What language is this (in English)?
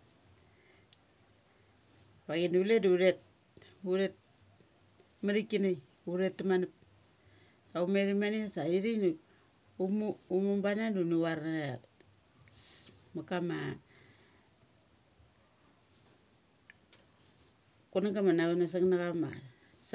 Mali